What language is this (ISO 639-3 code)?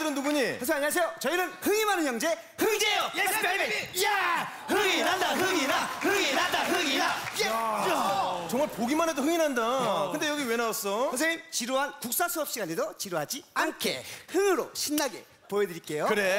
kor